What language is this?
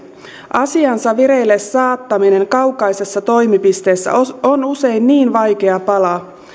Finnish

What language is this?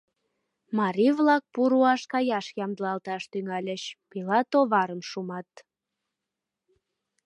Mari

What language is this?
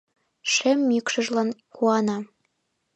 Mari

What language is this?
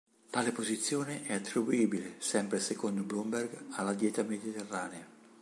Italian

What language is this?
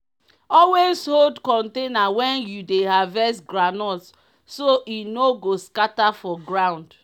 Nigerian Pidgin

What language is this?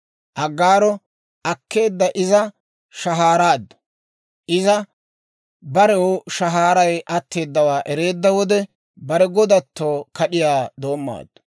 Dawro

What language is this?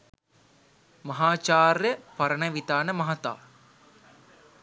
Sinhala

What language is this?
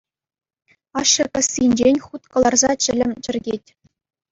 Chuvash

